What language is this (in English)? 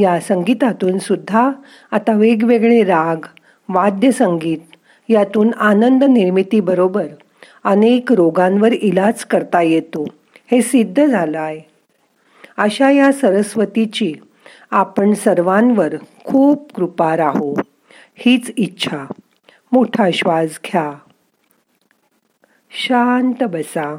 Marathi